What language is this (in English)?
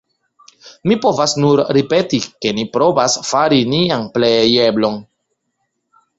Esperanto